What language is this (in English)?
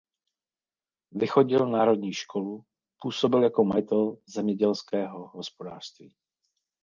Czech